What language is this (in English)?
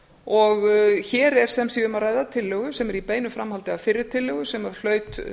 Icelandic